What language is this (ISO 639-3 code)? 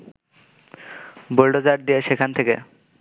ben